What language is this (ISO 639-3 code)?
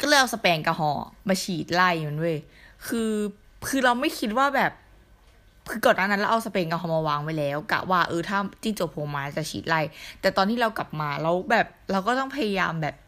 tha